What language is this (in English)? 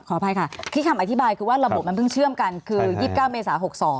Thai